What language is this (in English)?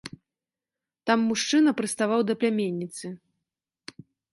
Belarusian